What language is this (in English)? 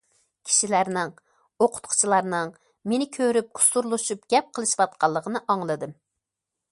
Uyghur